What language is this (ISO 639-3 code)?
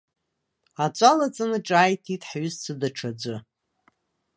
abk